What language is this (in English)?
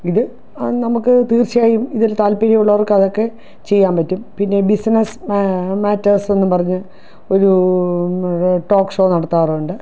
Malayalam